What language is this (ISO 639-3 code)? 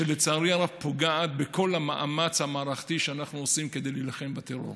heb